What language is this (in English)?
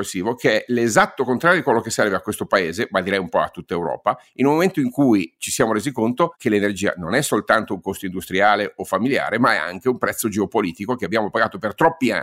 Italian